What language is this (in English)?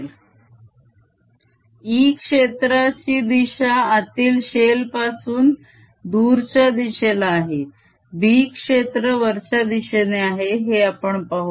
Marathi